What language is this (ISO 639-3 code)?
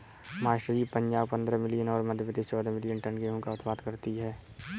hin